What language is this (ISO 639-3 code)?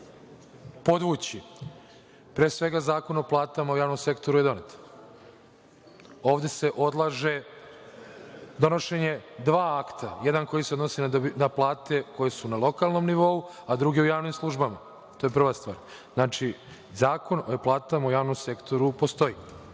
srp